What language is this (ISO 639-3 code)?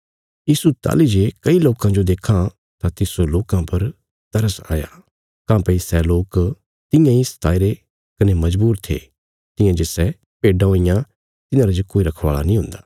kfs